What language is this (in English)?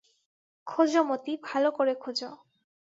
Bangla